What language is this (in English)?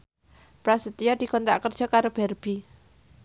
Javanese